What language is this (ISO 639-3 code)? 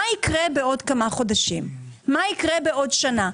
heb